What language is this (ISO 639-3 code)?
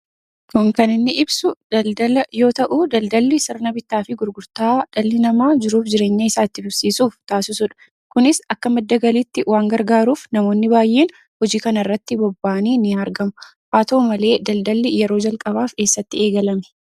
orm